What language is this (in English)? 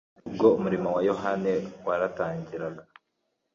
Kinyarwanda